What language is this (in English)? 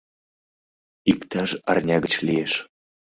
Mari